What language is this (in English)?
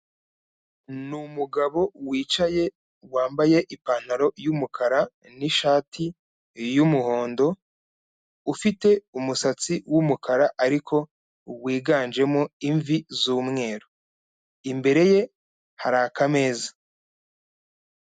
Kinyarwanda